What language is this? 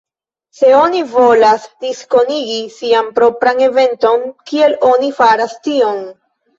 Esperanto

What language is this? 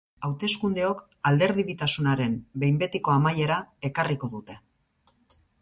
Basque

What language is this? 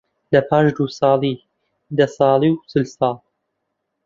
Central Kurdish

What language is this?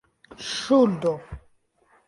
Esperanto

